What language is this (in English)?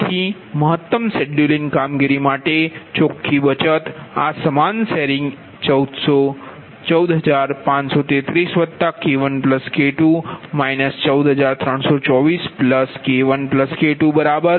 Gujarati